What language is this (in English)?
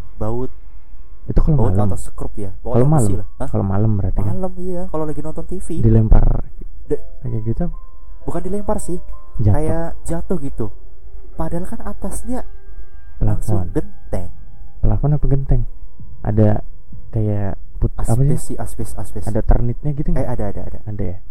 Indonesian